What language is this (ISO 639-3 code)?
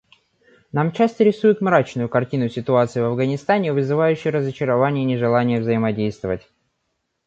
rus